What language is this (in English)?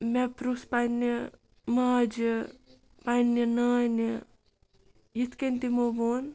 Kashmiri